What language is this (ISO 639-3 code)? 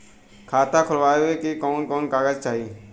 bho